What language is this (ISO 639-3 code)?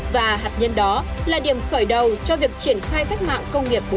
vie